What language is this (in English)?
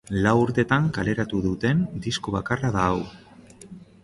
Basque